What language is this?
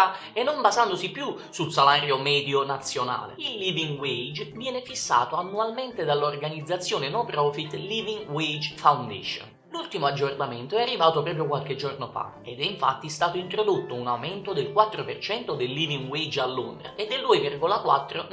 Italian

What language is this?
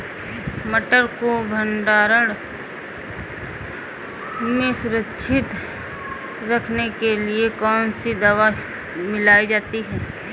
Hindi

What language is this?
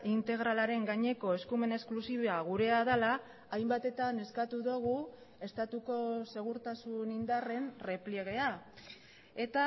Basque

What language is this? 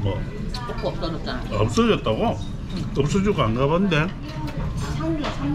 Korean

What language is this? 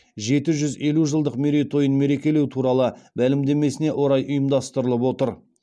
Kazakh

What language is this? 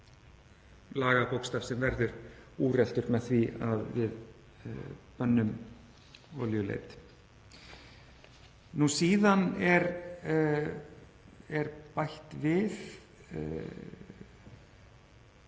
Icelandic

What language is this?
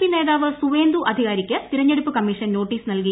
Malayalam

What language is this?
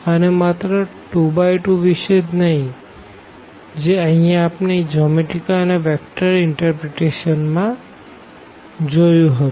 Gujarati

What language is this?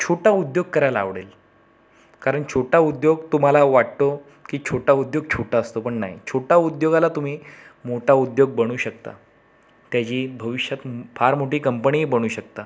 Marathi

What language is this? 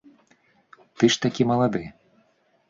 Belarusian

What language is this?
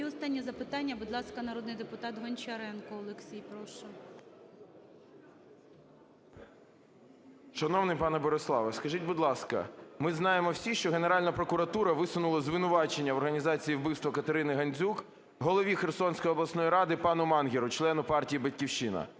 Ukrainian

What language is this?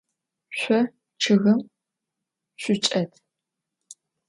Adyghe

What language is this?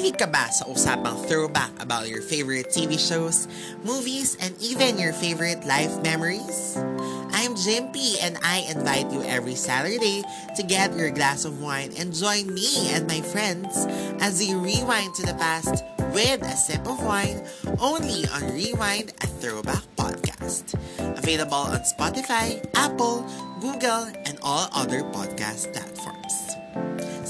Filipino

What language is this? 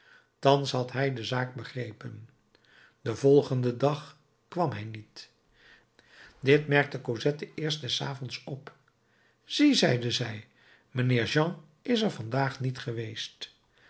Dutch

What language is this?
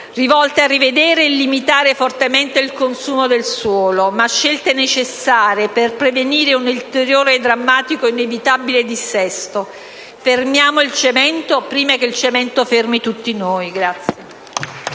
Italian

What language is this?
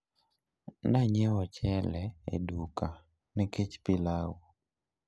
Luo (Kenya and Tanzania)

